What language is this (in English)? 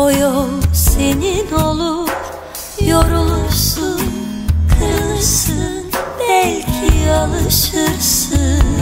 Turkish